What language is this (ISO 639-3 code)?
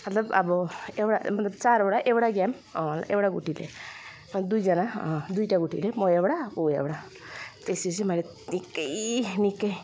nep